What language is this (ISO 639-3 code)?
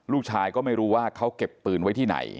tha